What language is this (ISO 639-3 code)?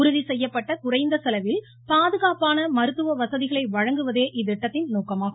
tam